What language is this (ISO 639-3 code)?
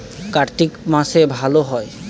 ben